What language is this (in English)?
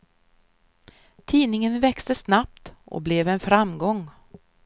Swedish